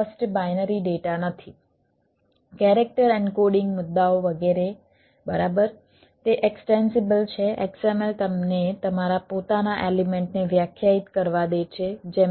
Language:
Gujarati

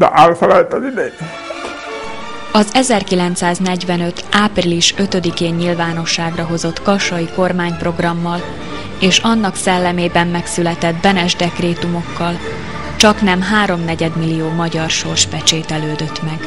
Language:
Hungarian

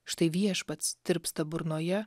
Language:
Lithuanian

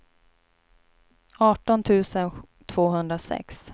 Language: Swedish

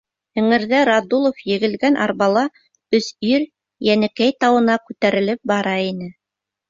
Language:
Bashkir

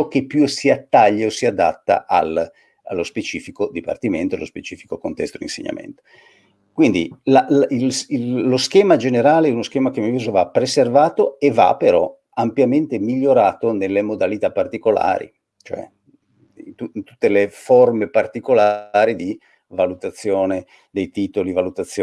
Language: Italian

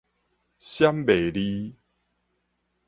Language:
Min Nan Chinese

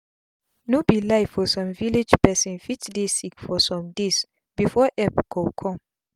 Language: Nigerian Pidgin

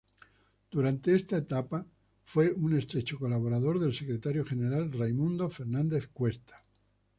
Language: Spanish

